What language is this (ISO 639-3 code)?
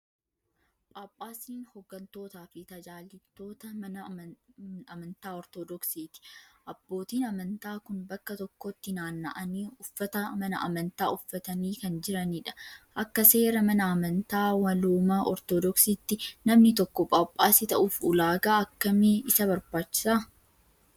orm